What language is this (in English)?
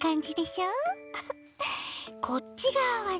Japanese